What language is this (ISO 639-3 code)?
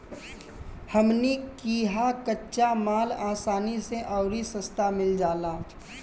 bho